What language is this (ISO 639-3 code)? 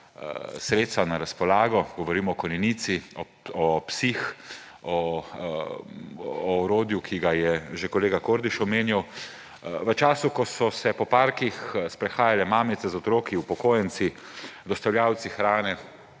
slv